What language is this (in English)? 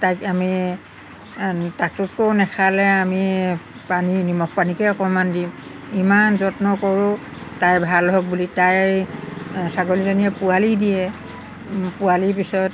Assamese